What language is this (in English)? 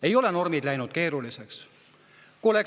Estonian